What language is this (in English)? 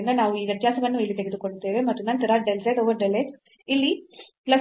Kannada